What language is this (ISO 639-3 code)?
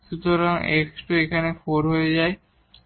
ben